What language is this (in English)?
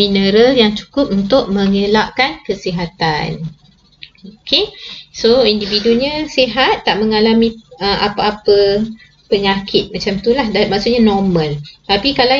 Malay